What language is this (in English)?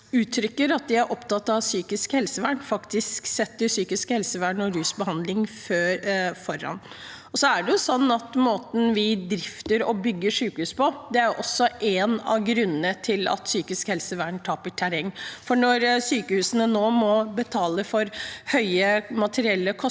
Norwegian